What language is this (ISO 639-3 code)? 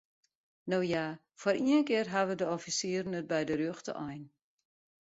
fry